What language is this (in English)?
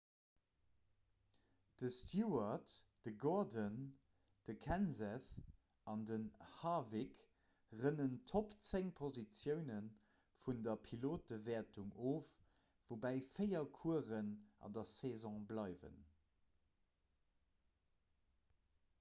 Luxembourgish